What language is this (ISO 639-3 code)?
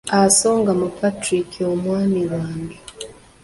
lug